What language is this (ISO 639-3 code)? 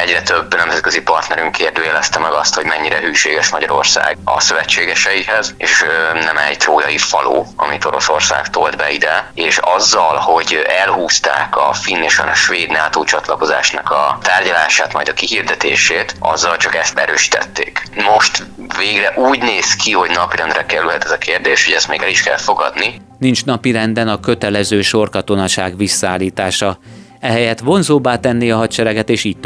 hun